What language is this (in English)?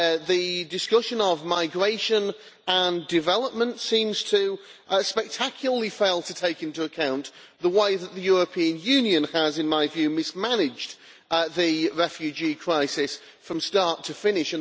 English